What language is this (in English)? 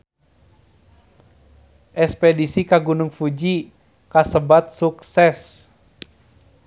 Sundanese